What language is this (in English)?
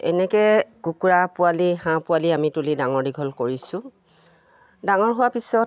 Assamese